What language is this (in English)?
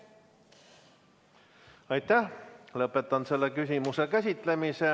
Estonian